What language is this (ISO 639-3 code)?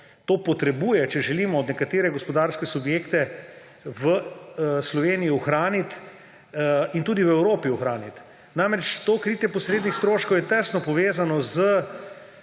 slv